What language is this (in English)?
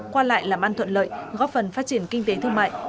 Vietnamese